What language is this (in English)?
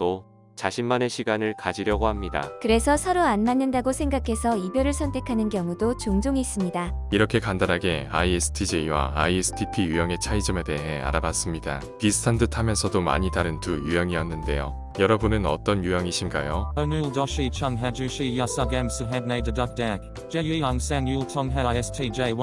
Korean